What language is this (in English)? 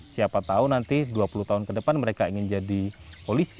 Indonesian